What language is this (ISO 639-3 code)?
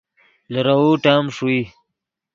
ydg